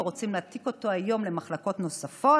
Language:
Hebrew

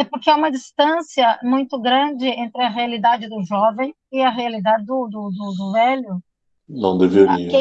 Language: Portuguese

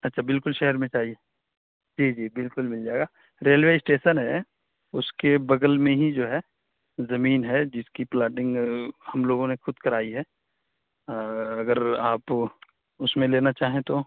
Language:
Urdu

